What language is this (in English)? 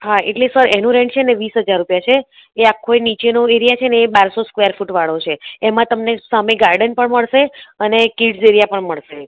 Gujarati